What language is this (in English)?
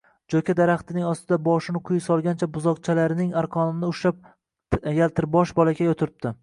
Uzbek